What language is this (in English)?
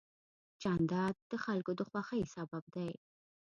Pashto